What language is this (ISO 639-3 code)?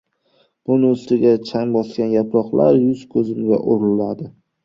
uzb